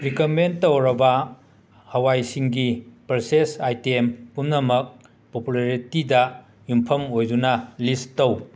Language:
Manipuri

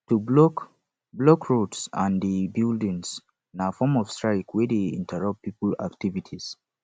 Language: Nigerian Pidgin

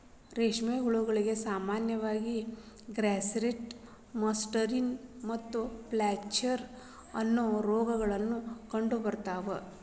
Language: Kannada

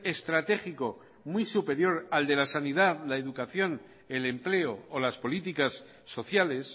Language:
Spanish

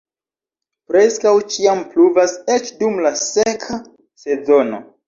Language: Esperanto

